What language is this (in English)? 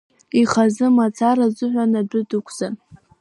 Abkhazian